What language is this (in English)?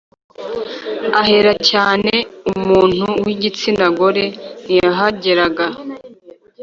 Kinyarwanda